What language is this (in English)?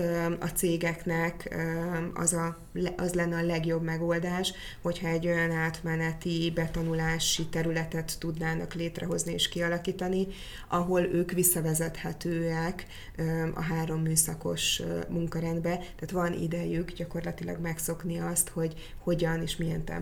Hungarian